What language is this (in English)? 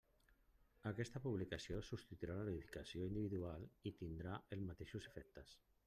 Catalan